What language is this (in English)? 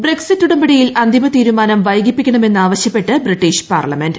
Malayalam